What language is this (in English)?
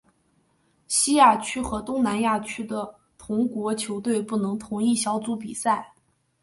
Chinese